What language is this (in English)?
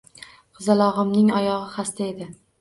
Uzbek